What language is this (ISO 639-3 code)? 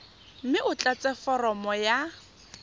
tsn